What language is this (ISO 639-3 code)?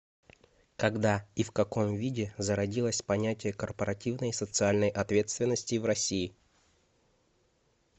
rus